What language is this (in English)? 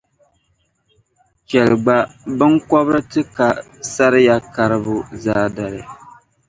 Dagbani